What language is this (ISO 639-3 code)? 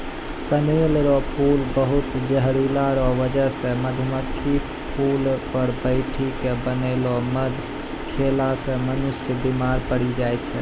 mai